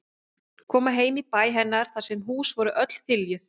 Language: Icelandic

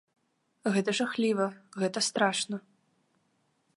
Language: Belarusian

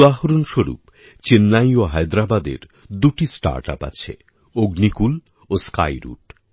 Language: Bangla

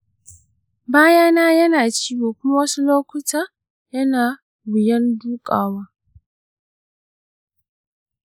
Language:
Hausa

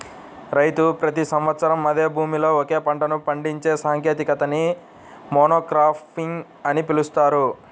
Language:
Telugu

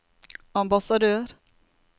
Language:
Norwegian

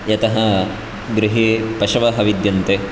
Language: Sanskrit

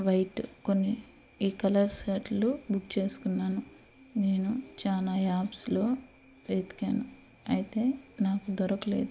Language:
Telugu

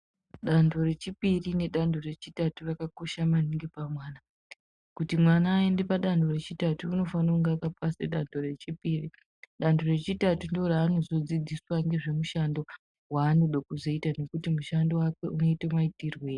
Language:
Ndau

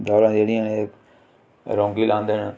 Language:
Dogri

